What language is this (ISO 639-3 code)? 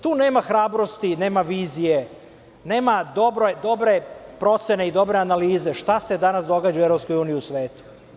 srp